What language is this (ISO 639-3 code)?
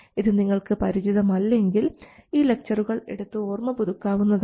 mal